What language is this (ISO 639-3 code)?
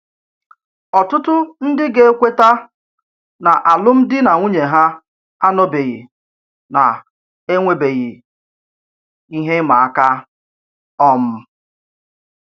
ibo